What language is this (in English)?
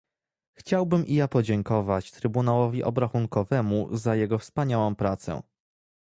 Polish